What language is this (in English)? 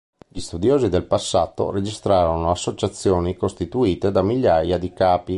Italian